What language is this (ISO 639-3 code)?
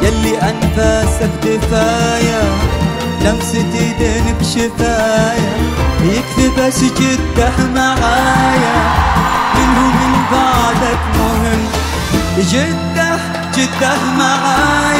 ara